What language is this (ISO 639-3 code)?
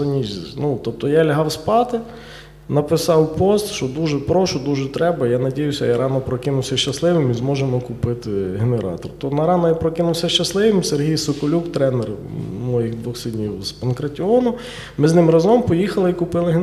ukr